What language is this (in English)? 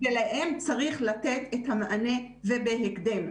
Hebrew